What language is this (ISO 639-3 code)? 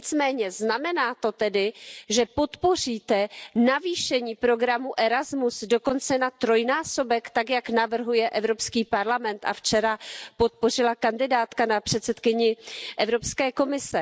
ces